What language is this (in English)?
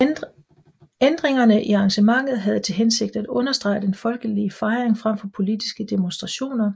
Danish